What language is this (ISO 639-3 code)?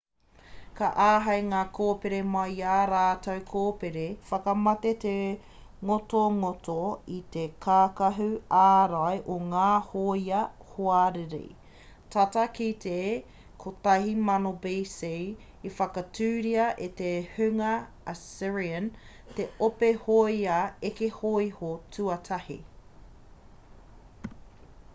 mri